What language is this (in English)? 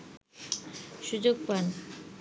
Bangla